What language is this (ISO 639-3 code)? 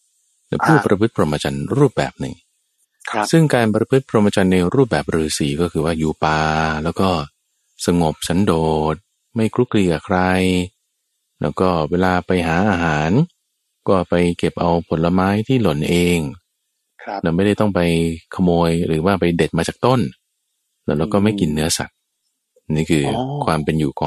tha